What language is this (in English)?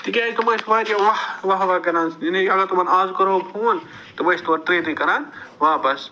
Kashmiri